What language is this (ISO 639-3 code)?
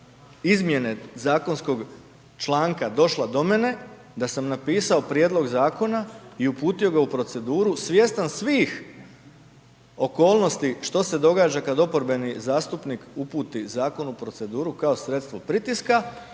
hrv